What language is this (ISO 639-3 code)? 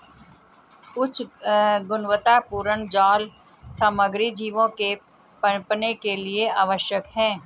hin